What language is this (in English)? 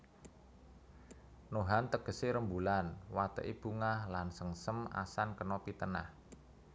Javanese